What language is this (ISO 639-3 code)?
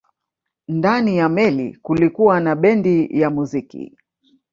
swa